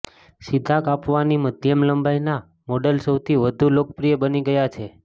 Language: Gujarati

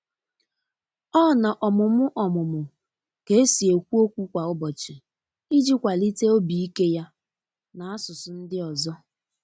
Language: Igbo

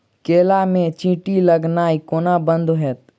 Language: Maithili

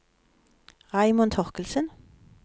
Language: Norwegian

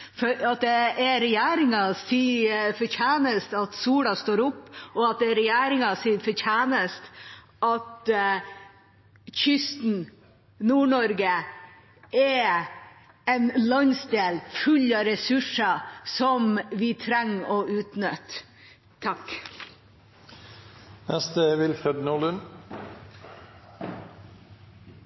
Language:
Norwegian Bokmål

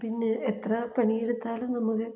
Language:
Malayalam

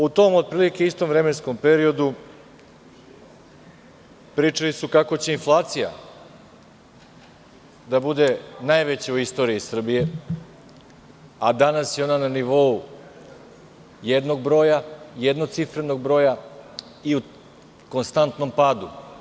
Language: Serbian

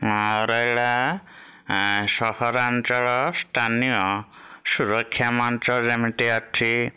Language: Odia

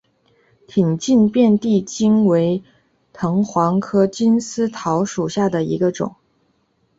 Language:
Chinese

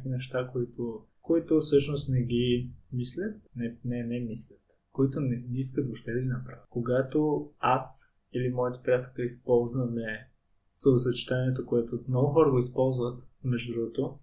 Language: Bulgarian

